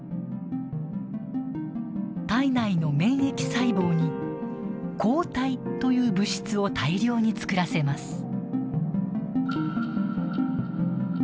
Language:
Japanese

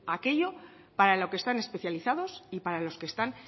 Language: Spanish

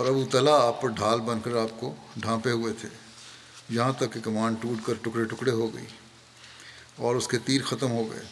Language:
Urdu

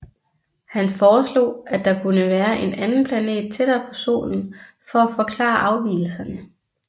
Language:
Danish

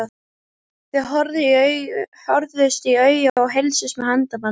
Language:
Icelandic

